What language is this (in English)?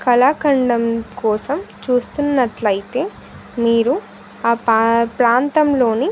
Telugu